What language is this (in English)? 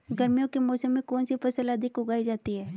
Hindi